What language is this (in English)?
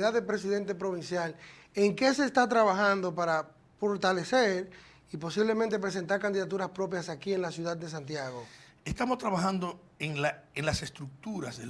Spanish